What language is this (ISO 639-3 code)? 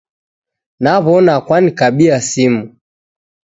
dav